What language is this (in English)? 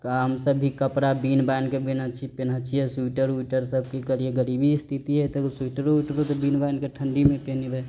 Maithili